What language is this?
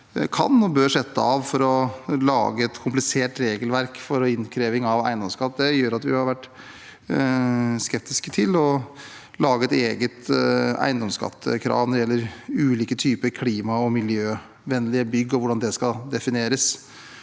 Norwegian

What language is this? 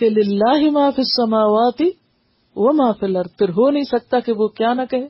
Urdu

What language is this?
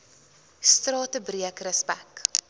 Afrikaans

